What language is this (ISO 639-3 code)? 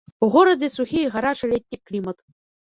bel